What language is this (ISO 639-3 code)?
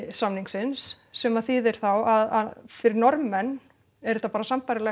isl